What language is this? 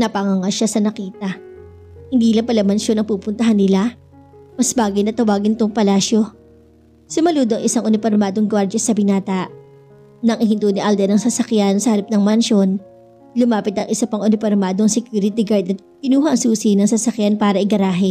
Filipino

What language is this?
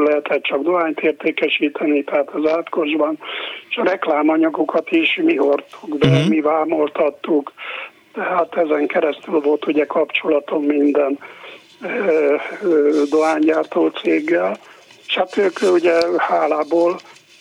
Hungarian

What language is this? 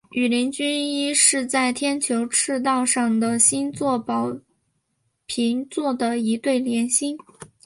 Chinese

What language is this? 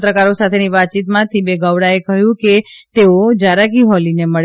Gujarati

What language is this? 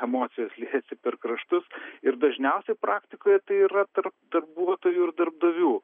Lithuanian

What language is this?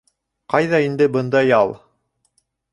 Bashkir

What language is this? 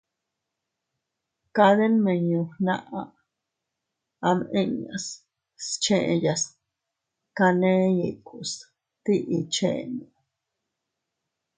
Teutila Cuicatec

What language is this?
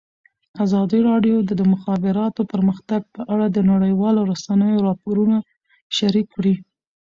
Pashto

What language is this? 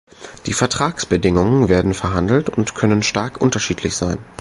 German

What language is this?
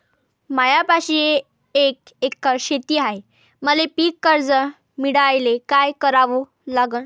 Marathi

